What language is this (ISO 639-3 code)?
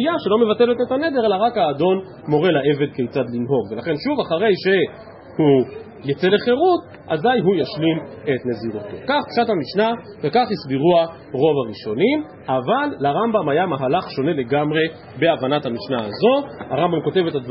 heb